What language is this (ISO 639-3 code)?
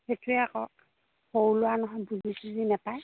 asm